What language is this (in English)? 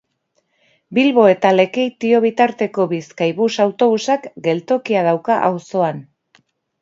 Basque